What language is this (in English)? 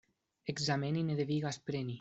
Esperanto